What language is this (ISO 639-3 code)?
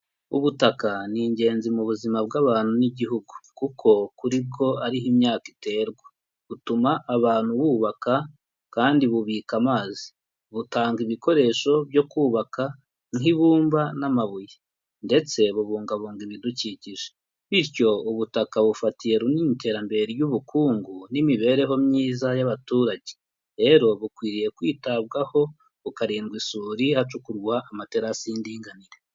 kin